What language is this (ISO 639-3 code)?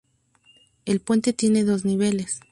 spa